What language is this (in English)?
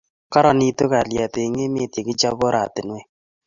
Kalenjin